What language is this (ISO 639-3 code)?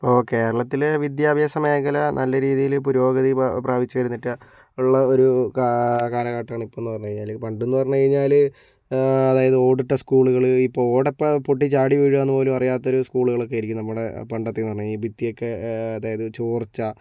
mal